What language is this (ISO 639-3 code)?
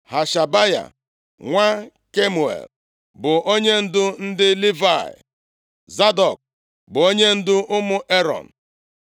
ibo